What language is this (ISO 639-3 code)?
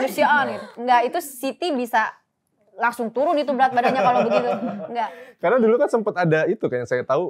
ind